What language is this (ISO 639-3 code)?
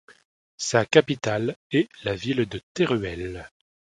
fra